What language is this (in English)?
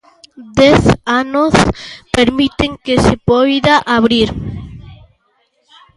Galician